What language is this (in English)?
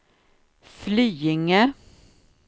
Swedish